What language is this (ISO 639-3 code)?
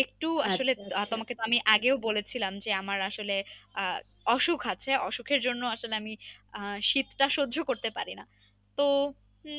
ben